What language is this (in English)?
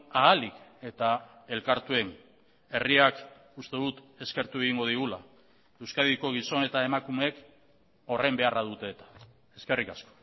Basque